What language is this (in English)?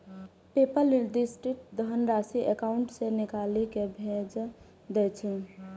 Maithili